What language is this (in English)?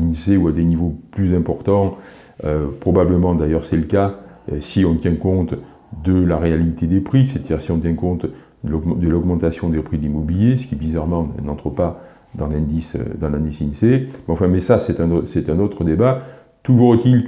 French